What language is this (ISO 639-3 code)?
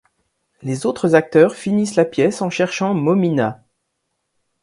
fra